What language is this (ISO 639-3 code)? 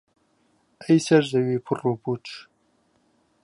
ckb